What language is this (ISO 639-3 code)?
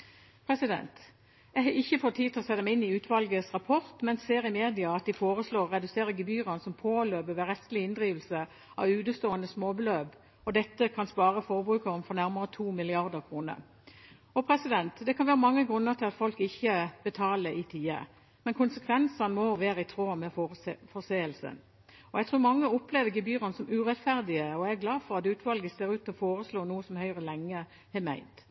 nob